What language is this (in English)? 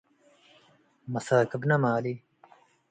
Tigre